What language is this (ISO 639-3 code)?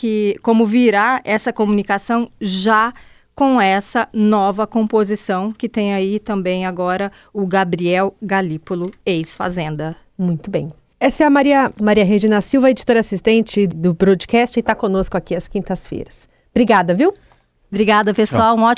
por